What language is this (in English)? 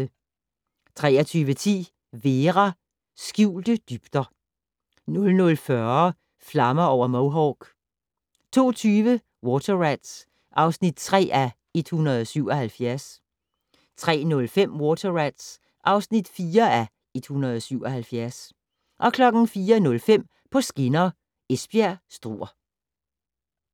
Danish